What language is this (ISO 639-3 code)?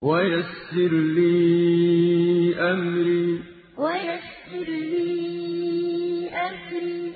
ara